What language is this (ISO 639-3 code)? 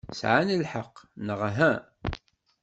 kab